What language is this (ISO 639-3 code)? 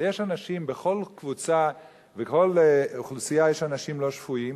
heb